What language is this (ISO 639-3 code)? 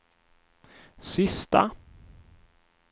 swe